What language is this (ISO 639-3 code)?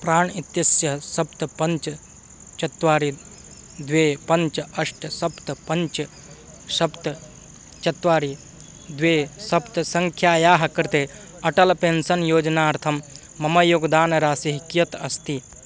san